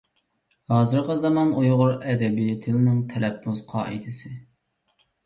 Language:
Uyghur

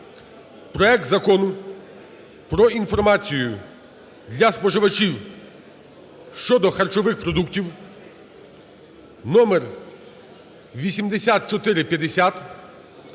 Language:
Ukrainian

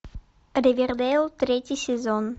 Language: Russian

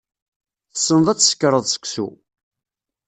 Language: Kabyle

